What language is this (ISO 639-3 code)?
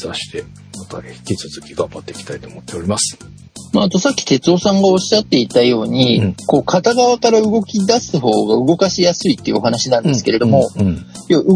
jpn